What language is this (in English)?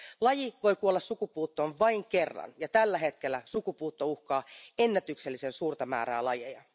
Finnish